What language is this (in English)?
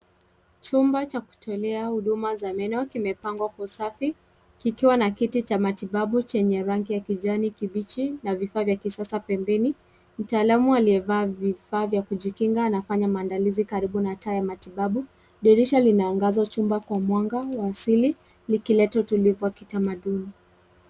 Swahili